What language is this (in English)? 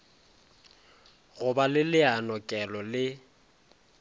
Northern Sotho